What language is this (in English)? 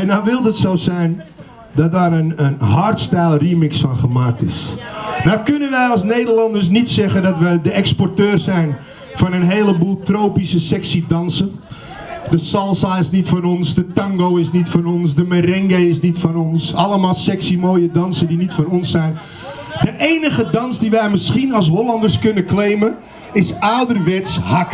Dutch